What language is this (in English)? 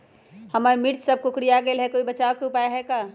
Magahi